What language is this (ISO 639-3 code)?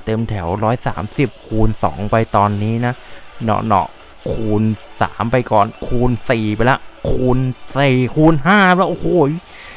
tha